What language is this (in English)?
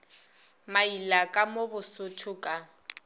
Northern Sotho